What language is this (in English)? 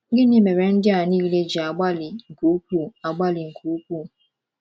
Igbo